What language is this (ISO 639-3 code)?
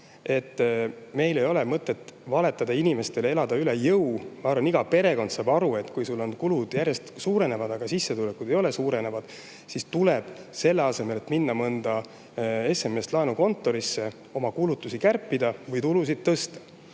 est